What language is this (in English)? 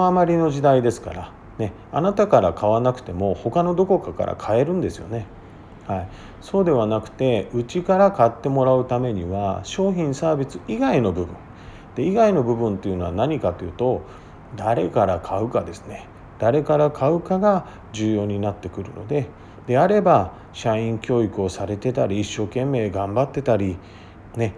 Japanese